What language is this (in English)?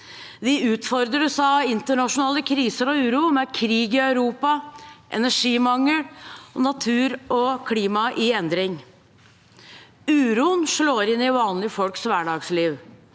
Norwegian